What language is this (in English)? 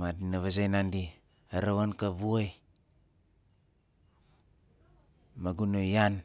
Nalik